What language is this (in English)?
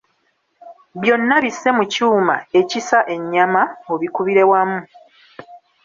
Ganda